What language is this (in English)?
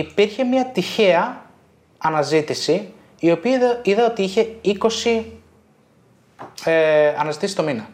Greek